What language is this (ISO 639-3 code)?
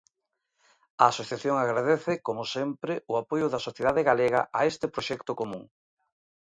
glg